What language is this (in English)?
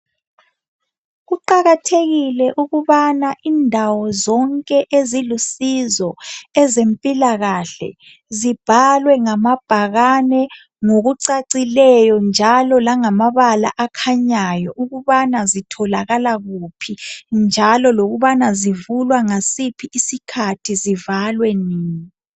North Ndebele